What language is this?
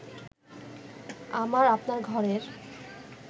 Bangla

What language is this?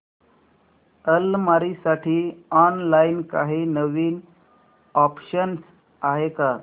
Marathi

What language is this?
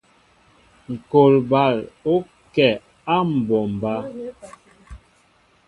Mbo (Cameroon)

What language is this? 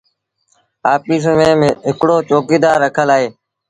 Sindhi Bhil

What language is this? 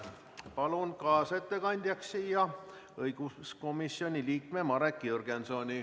Estonian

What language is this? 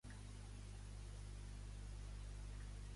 Catalan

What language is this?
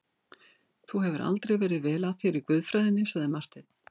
Icelandic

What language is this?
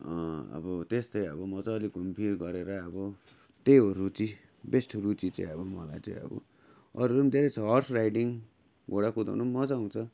Nepali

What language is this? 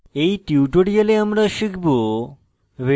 Bangla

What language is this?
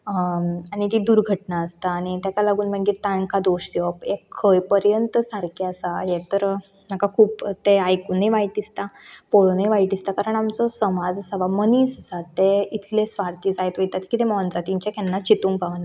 Konkani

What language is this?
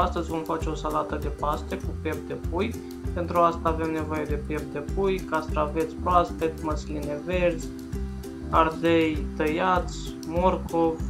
Romanian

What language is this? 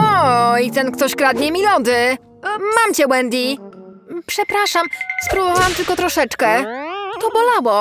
Polish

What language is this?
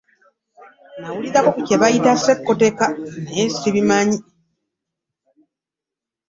Ganda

